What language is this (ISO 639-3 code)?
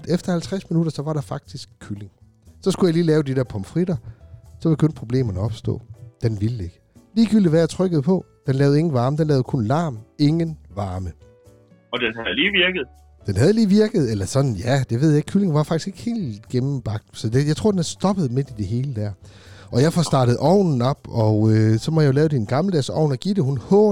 dan